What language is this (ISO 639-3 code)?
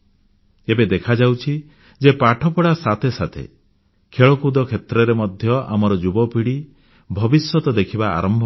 ori